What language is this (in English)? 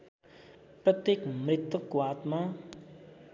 Nepali